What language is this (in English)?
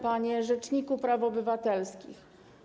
Polish